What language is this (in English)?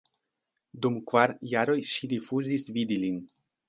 Esperanto